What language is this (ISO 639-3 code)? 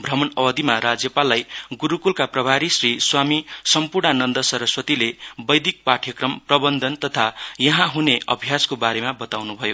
nep